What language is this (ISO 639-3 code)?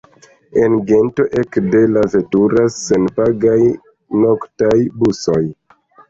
epo